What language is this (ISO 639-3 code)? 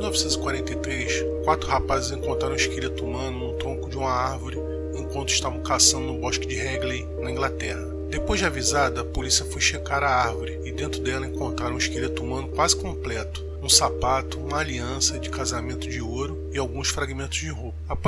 por